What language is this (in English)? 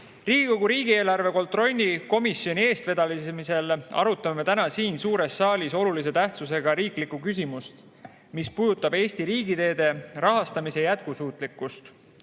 Estonian